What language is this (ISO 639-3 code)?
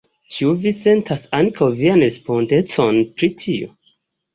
epo